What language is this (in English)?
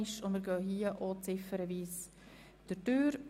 Swiss German